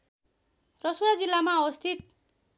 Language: Nepali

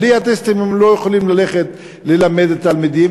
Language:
Hebrew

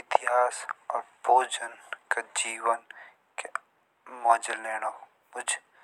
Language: Jaunsari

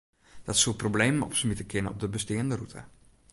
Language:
Western Frisian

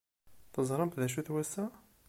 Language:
Kabyle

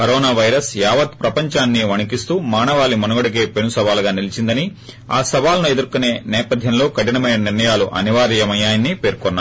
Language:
Telugu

